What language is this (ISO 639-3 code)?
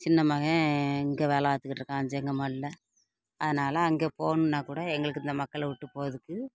tam